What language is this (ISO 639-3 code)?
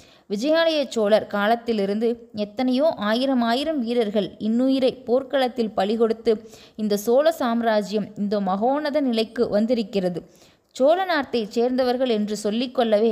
tam